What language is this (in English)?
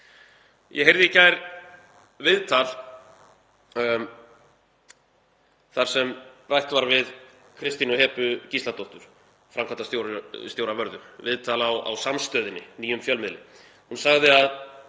Icelandic